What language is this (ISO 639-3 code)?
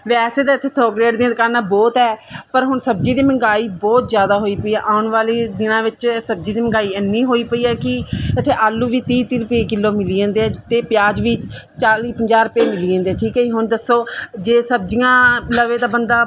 pan